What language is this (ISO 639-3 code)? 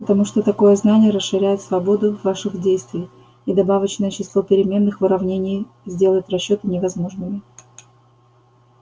rus